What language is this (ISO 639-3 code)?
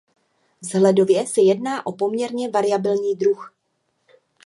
ces